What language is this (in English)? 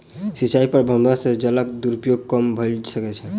Maithili